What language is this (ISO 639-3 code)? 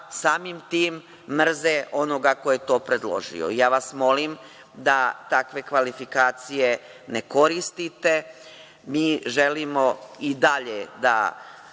srp